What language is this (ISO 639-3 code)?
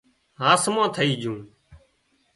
kxp